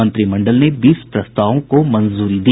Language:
Hindi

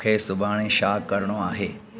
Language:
Sindhi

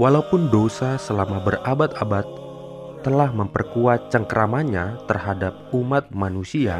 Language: Indonesian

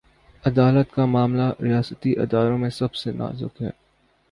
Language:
Urdu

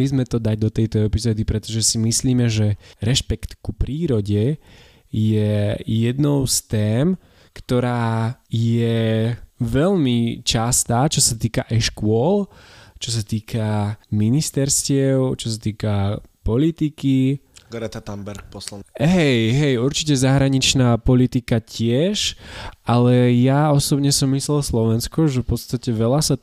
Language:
Slovak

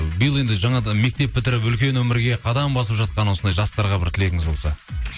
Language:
Kazakh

